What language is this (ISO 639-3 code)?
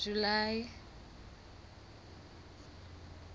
sot